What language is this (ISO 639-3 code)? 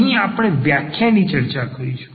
guj